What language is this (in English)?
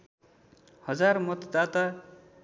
Nepali